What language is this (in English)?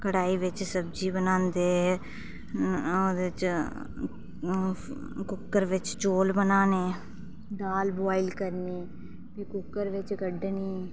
Dogri